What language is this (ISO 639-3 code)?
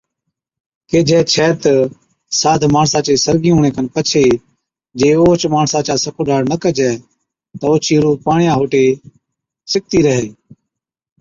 odk